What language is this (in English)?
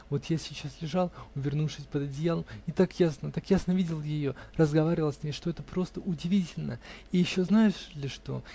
Russian